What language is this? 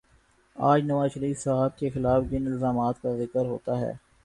Urdu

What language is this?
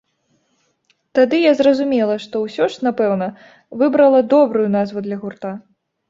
Belarusian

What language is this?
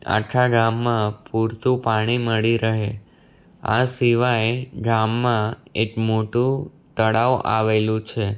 Gujarati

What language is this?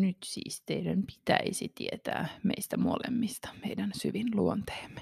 Finnish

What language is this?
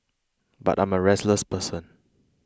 English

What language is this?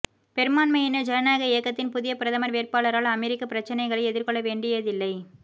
Tamil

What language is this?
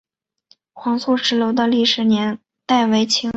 Chinese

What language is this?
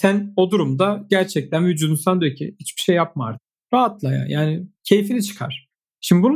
Turkish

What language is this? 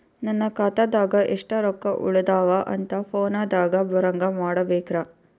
Kannada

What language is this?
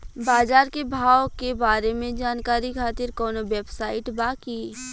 Bhojpuri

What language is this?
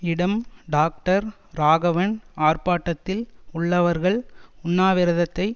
Tamil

